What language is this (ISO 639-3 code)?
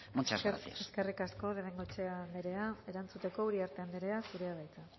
eus